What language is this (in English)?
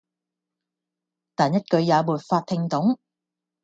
Cantonese